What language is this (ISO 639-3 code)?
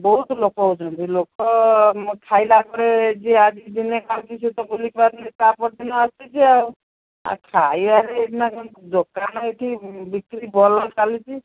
ori